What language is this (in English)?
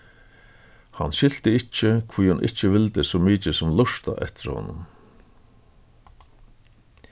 Faroese